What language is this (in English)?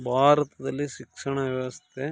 Kannada